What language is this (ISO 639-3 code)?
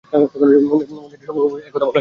ben